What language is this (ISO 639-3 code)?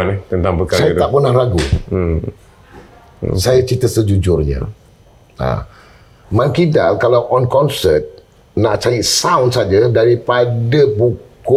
msa